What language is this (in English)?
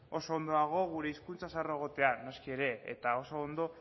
Basque